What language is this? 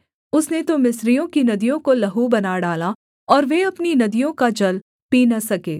Hindi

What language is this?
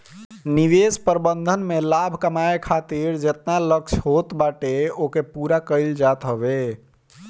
Bhojpuri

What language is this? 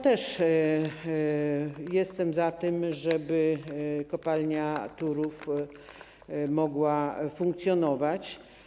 Polish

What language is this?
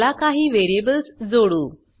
Marathi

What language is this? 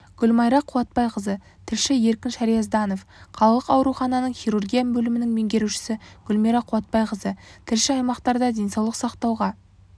Kazakh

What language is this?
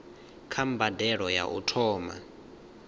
Venda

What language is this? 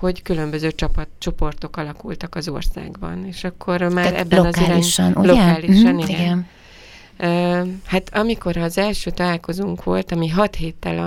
Hungarian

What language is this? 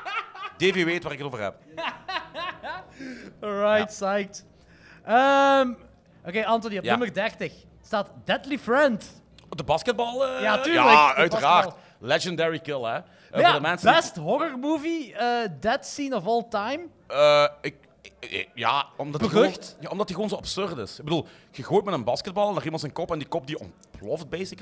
Dutch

